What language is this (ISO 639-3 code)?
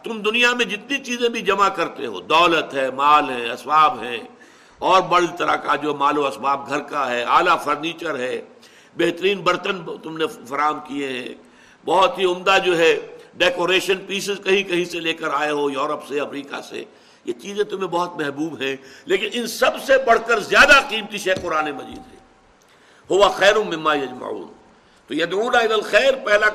urd